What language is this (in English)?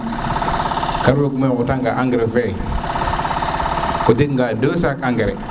Serer